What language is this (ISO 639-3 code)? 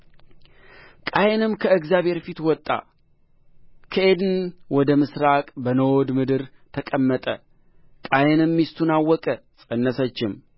amh